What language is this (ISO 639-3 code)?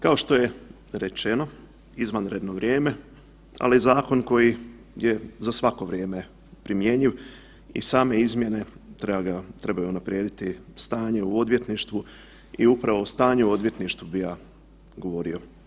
hrv